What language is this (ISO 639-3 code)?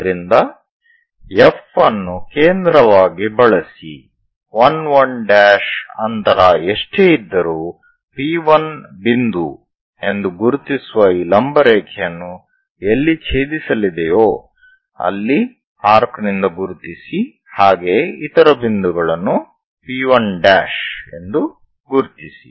kan